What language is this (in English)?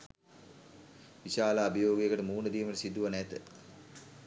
Sinhala